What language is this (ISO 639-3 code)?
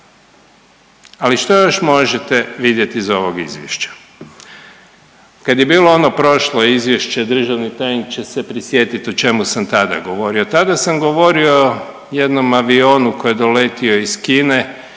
hrv